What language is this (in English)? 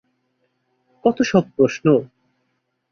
Bangla